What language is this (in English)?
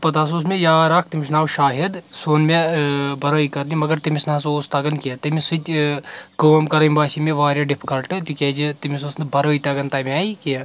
Kashmiri